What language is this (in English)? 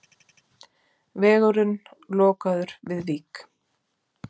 Icelandic